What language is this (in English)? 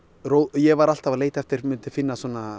Icelandic